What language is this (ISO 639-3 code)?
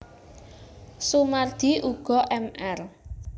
jav